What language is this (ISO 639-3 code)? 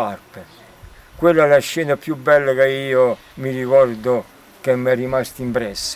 ita